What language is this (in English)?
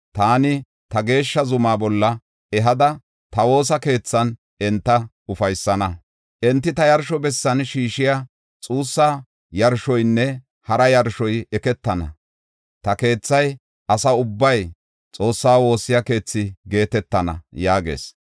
Gofa